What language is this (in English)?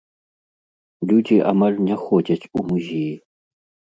Belarusian